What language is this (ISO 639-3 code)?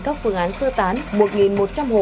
vie